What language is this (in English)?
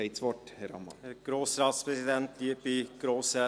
Swiss German